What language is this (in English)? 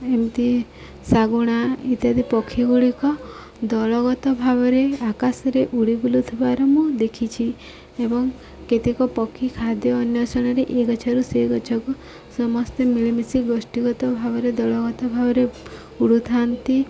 Odia